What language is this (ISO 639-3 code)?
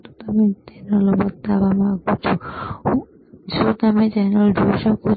guj